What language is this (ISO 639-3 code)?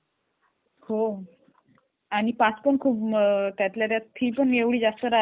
mar